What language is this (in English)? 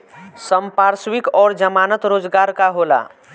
Bhojpuri